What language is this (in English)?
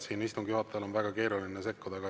Estonian